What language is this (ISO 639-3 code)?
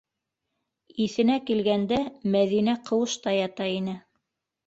bak